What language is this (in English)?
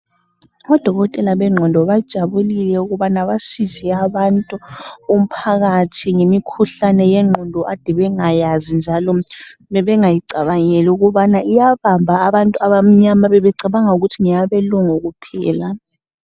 North Ndebele